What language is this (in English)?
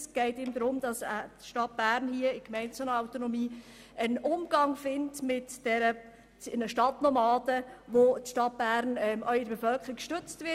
Swiss German